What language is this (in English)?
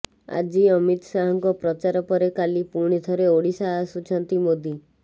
Odia